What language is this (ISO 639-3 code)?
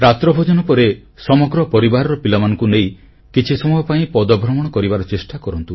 ori